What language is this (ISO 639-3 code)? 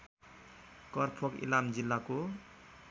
nep